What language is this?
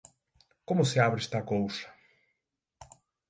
Galician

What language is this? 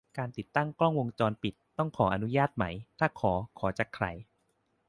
Thai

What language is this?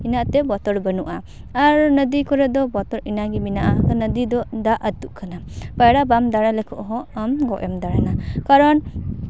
Santali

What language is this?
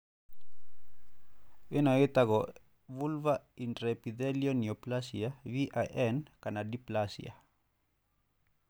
Kikuyu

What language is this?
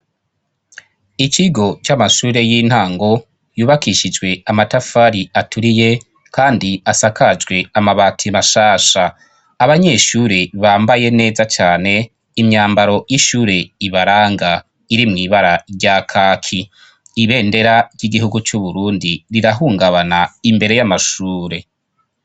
Rundi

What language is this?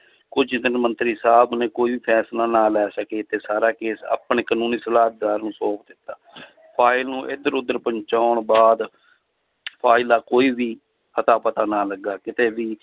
Punjabi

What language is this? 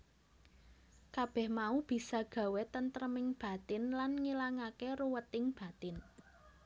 Javanese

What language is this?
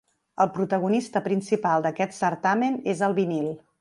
Catalan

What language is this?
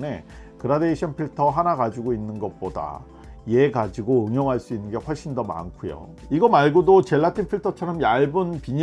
Korean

